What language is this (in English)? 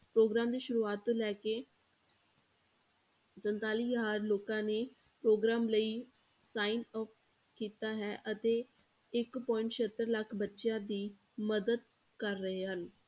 Punjabi